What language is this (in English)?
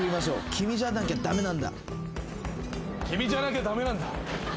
Japanese